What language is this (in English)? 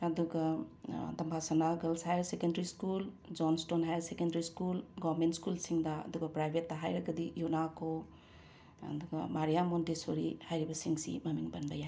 Manipuri